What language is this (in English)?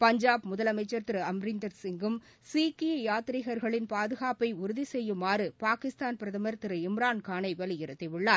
Tamil